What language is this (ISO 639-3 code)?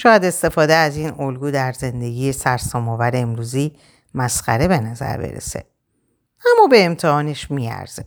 fas